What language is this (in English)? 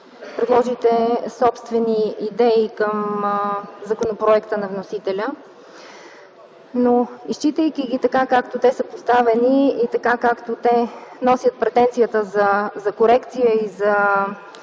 Bulgarian